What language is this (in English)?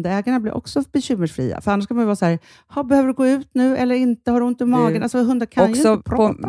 Swedish